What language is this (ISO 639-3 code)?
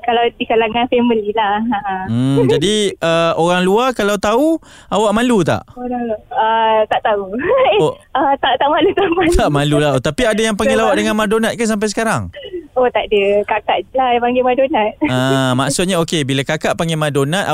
msa